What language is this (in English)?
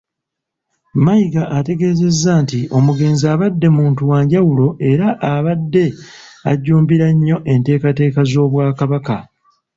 Ganda